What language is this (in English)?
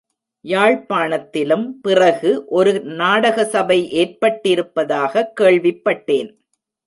Tamil